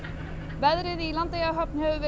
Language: Icelandic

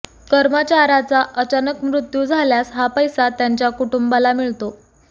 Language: Marathi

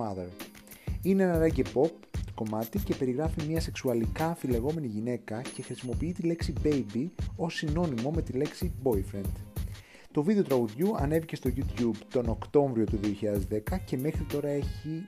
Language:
Greek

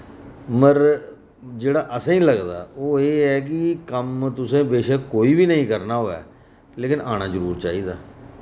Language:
Dogri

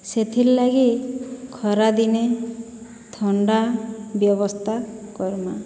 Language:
Odia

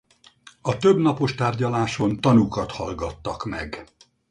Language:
Hungarian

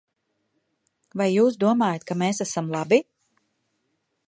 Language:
Latvian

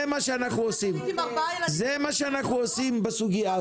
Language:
Hebrew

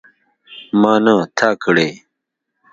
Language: Pashto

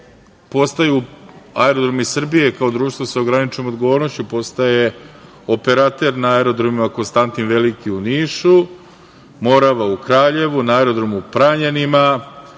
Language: Serbian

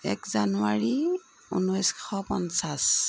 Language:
Assamese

